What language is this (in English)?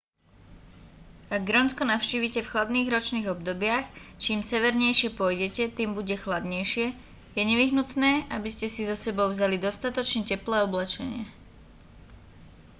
Slovak